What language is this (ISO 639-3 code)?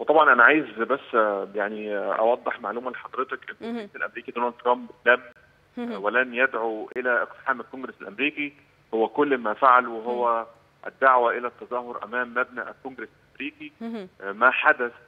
ara